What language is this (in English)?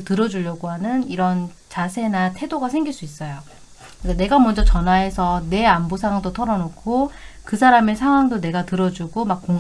Korean